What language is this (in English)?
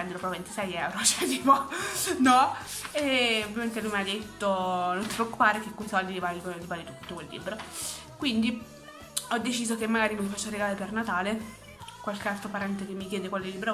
Italian